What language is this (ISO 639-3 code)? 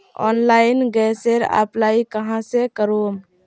mag